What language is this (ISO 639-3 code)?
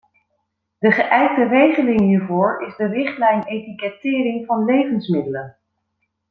nld